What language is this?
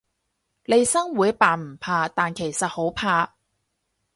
Cantonese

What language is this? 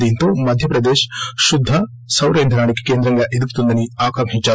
Telugu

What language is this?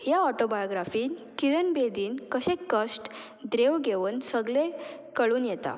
Konkani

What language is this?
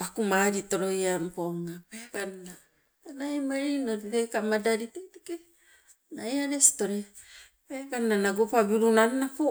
Sibe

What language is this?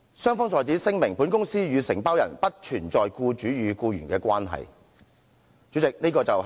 Cantonese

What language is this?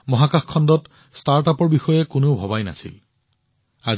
Assamese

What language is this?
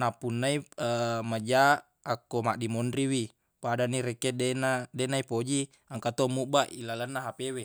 Buginese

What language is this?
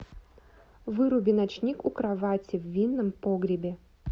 Russian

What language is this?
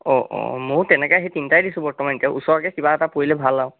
Assamese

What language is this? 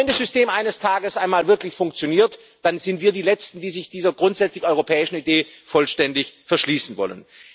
German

